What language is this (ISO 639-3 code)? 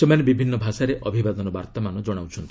ori